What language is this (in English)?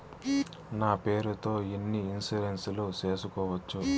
Telugu